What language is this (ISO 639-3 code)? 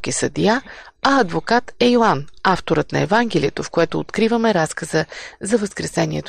bul